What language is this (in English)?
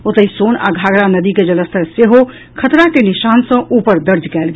Maithili